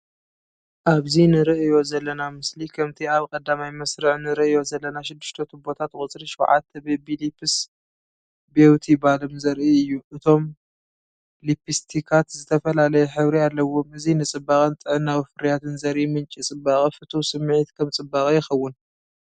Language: Tigrinya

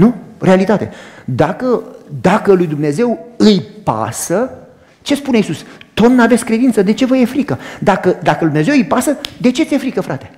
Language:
Romanian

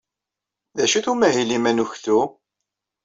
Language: Kabyle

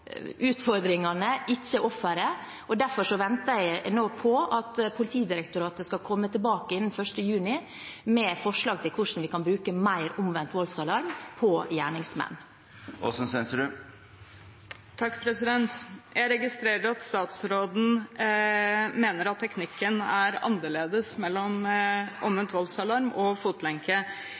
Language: Norwegian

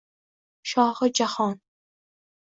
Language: Uzbek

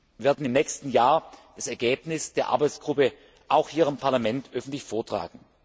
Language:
German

